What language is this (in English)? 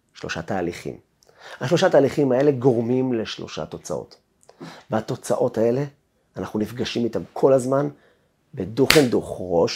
Hebrew